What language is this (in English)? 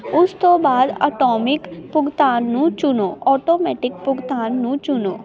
Punjabi